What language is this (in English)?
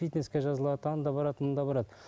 Kazakh